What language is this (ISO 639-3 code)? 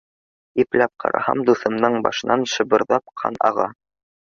bak